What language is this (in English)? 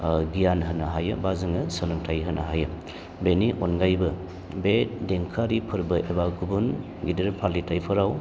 Bodo